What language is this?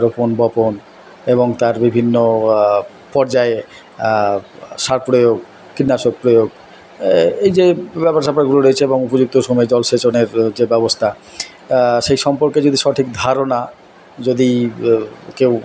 Bangla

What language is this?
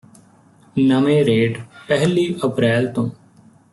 Punjabi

